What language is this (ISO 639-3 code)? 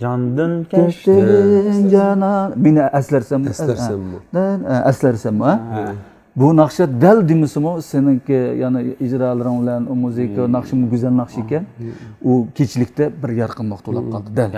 tur